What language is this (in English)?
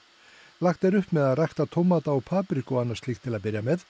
Icelandic